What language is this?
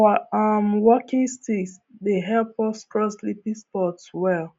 Nigerian Pidgin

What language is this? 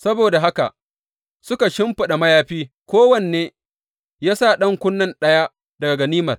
Hausa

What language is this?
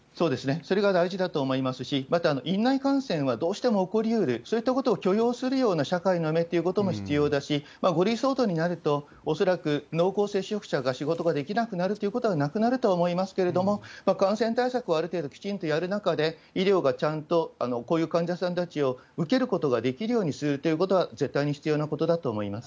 Japanese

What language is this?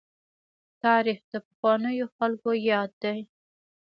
Pashto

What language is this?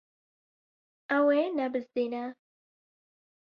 Kurdish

